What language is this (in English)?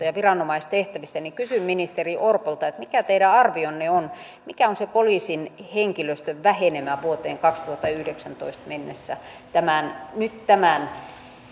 Finnish